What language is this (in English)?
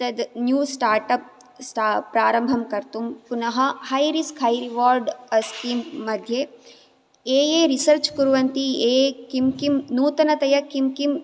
Sanskrit